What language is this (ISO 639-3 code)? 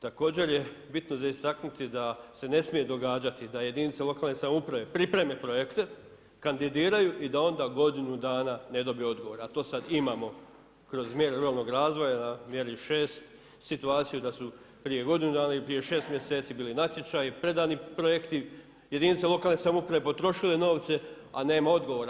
hrv